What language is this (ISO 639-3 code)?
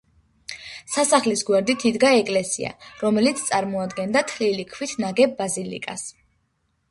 kat